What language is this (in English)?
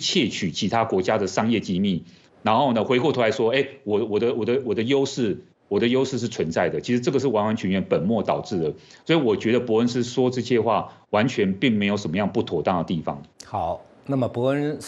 Chinese